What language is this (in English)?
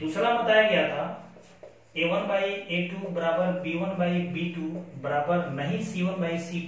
Hindi